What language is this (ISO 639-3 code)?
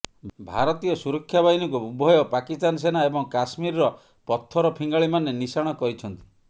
ori